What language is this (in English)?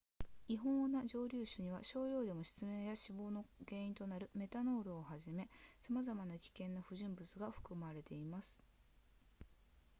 Japanese